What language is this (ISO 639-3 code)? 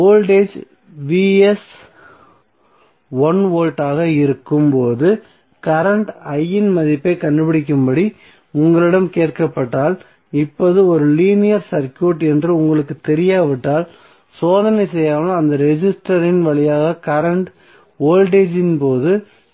tam